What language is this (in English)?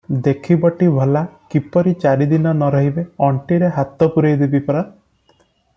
Odia